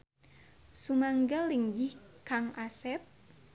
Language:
Sundanese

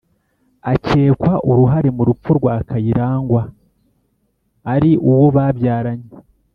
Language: Kinyarwanda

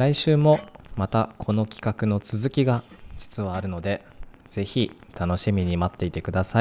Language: Japanese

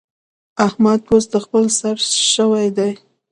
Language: Pashto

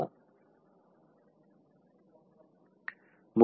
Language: Telugu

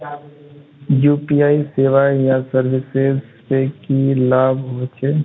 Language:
Magahi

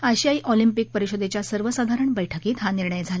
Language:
Marathi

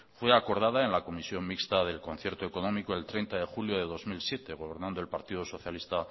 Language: Spanish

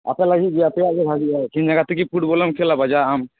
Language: Santali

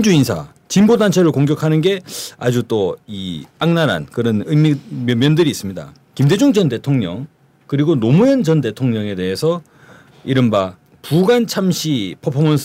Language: Korean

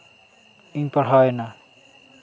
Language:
Santali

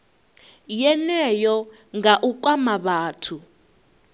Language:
Venda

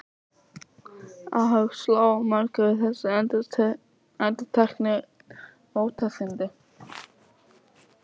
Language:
Icelandic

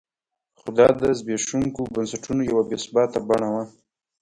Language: Pashto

